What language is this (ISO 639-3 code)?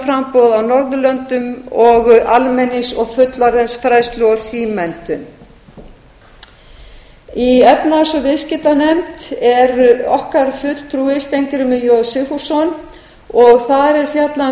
isl